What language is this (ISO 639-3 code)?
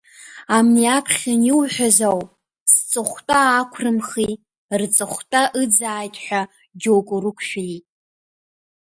abk